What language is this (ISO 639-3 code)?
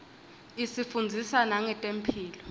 ssw